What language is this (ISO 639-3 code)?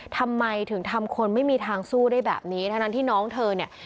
tha